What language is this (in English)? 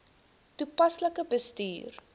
Afrikaans